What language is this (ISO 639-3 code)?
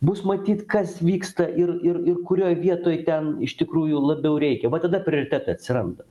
lit